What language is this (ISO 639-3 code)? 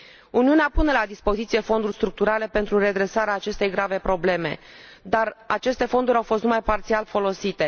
ron